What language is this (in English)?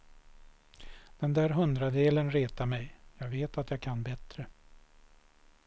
Swedish